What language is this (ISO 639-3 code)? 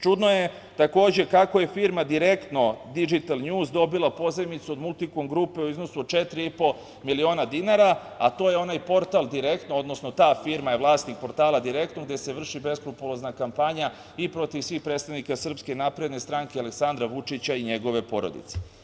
srp